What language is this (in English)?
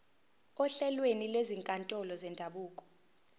Zulu